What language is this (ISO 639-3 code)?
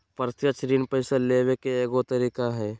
mag